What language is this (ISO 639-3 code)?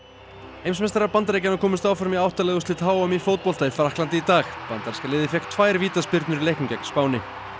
isl